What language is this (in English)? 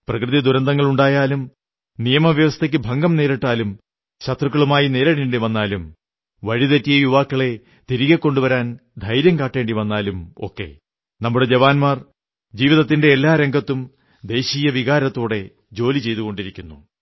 Malayalam